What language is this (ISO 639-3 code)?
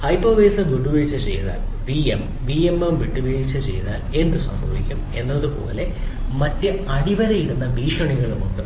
mal